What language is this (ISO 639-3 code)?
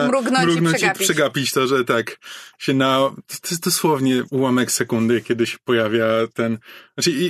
pol